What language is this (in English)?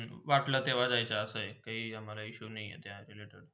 Marathi